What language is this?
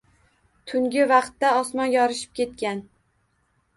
Uzbek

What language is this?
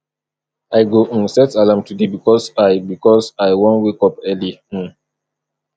Nigerian Pidgin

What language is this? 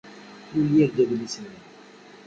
Kabyle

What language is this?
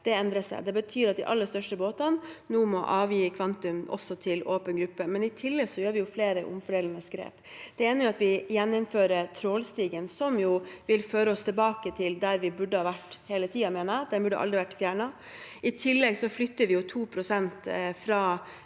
Norwegian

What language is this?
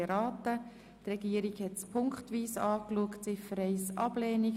Swiss German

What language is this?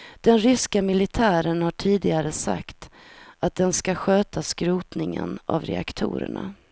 Swedish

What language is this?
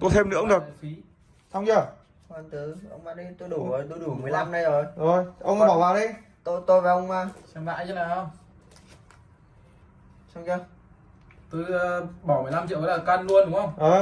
Vietnamese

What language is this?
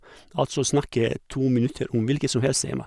Norwegian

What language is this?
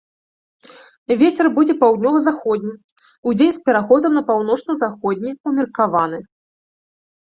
Belarusian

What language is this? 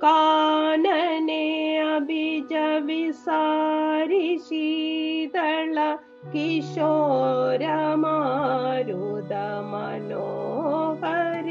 Malayalam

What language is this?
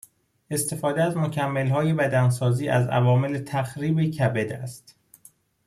Persian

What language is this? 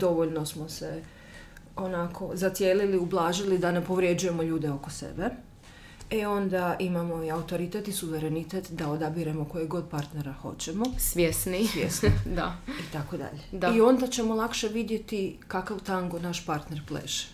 Croatian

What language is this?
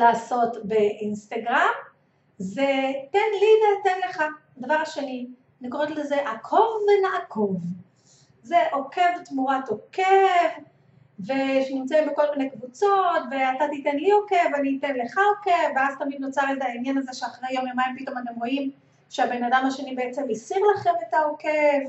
Hebrew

